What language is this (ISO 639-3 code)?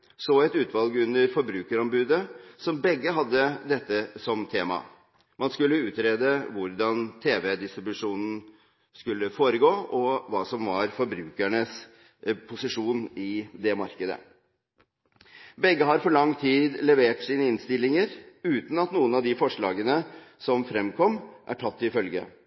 nob